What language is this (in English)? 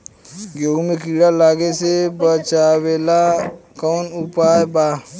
Bhojpuri